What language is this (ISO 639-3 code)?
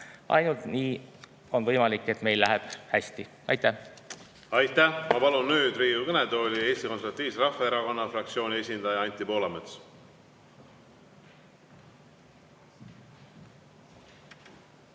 est